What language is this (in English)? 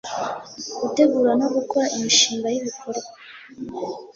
Kinyarwanda